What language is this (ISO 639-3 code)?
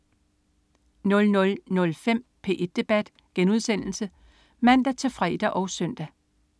dan